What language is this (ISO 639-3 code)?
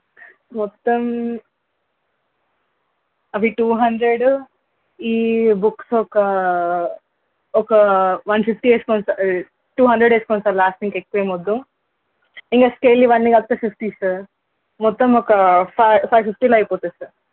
tel